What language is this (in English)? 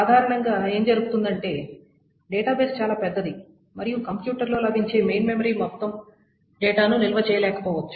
Telugu